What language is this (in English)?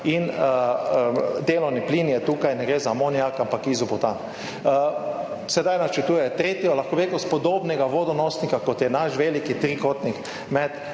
Slovenian